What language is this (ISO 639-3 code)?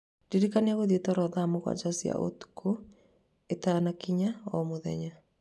kik